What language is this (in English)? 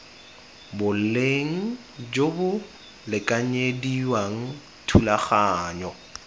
Tswana